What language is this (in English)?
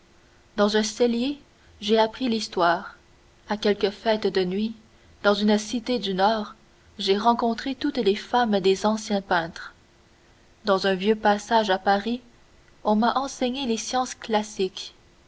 French